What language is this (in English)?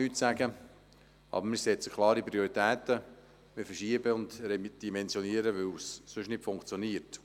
Swiss German